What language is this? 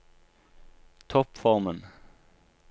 Norwegian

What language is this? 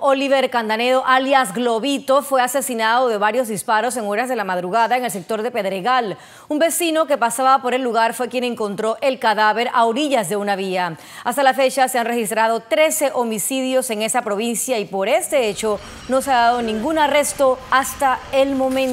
Spanish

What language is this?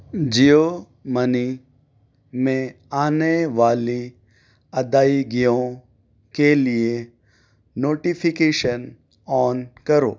Urdu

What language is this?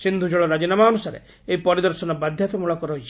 Odia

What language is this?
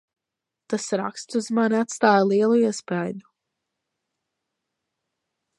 Latvian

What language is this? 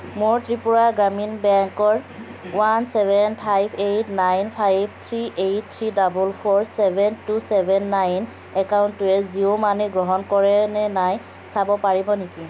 Assamese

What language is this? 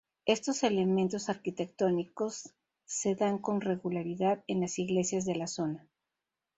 Spanish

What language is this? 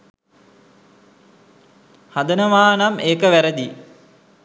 Sinhala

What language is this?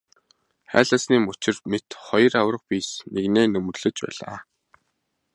Mongolian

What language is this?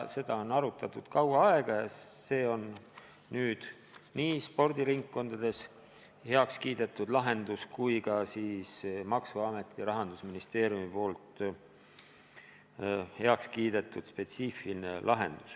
Estonian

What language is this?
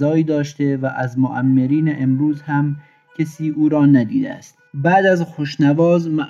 Persian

